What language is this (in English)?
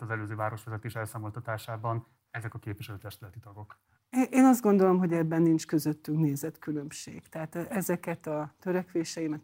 Hungarian